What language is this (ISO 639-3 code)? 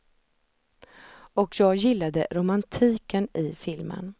swe